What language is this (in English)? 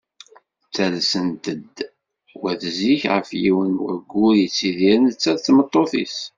Kabyle